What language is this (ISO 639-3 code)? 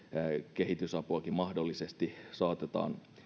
fin